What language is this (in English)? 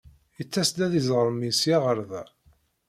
Kabyle